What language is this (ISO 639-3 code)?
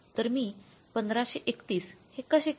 mar